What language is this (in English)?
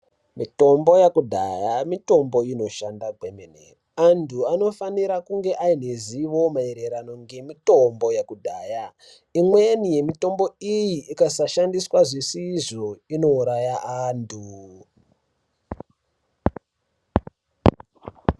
Ndau